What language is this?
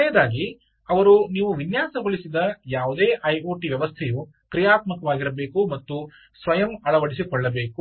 Kannada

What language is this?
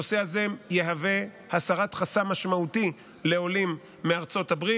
Hebrew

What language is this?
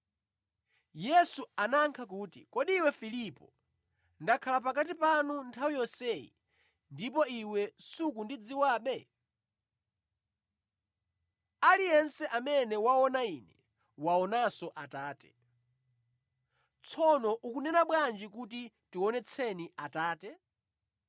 Nyanja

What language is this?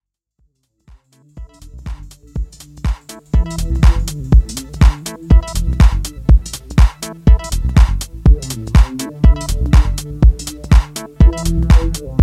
English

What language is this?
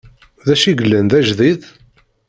Kabyle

